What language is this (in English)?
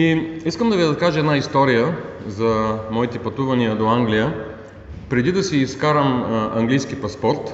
Bulgarian